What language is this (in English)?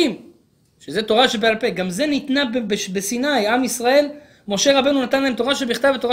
Hebrew